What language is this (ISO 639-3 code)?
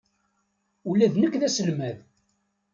kab